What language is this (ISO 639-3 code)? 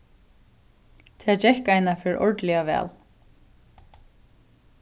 fao